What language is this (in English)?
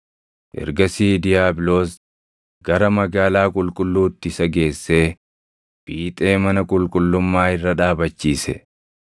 Oromo